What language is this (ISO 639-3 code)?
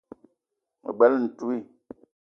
eto